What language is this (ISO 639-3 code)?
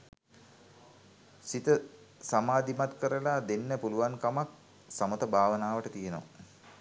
sin